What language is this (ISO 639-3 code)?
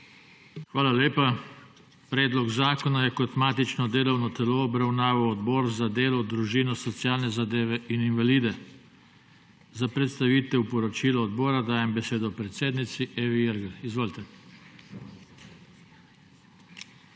slv